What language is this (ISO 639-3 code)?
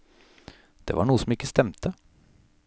nor